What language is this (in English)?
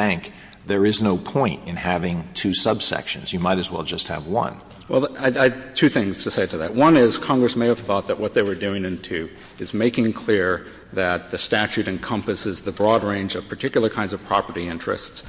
English